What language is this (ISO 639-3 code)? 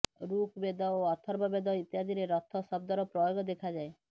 ori